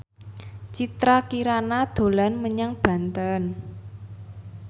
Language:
Javanese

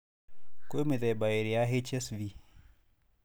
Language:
Kikuyu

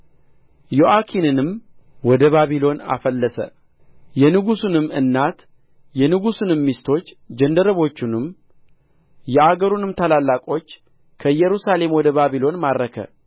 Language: Amharic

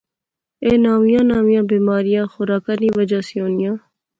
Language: Pahari-Potwari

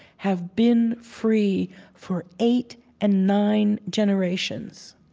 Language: English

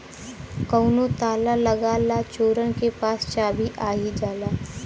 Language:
Bhojpuri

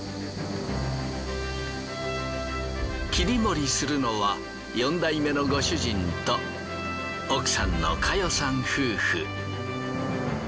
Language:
Japanese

